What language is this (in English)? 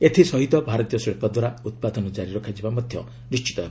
Odia